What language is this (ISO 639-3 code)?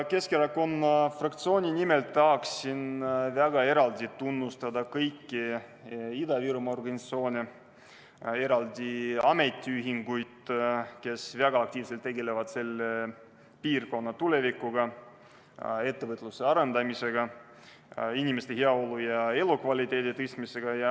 est